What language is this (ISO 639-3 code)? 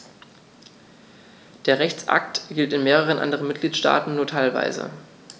deu